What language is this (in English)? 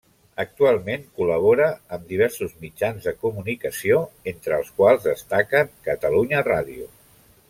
Catalan